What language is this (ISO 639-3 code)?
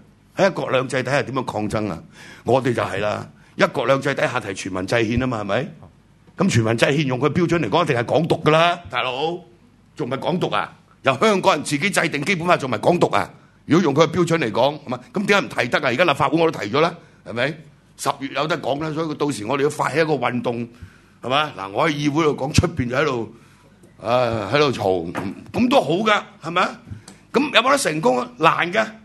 zho